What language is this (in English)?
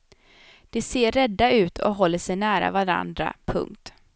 Swedish